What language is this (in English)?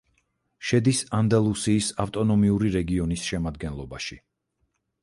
Georgian